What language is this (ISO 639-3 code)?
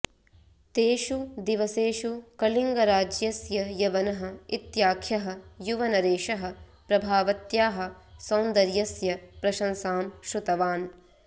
san